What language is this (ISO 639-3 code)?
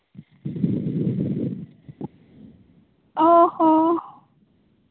sat